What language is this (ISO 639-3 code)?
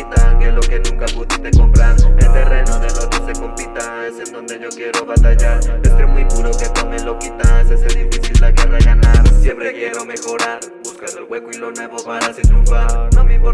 spa